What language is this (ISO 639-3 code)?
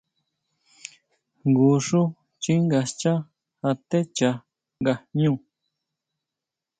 mau